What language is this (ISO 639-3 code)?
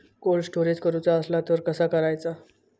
mar